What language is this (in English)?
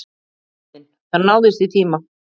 Icelandic